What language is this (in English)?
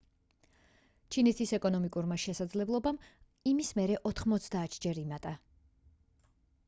Georgian